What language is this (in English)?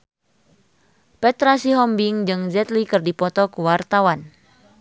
Sundanese